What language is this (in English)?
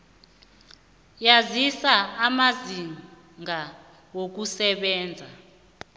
South Ndebele